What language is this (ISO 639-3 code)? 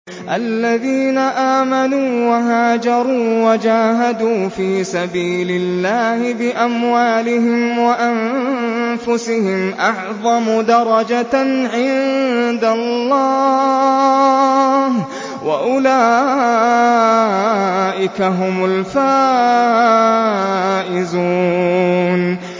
ara